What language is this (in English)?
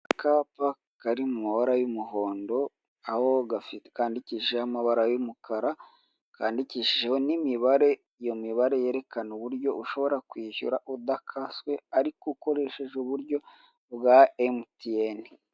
Kinyarwanda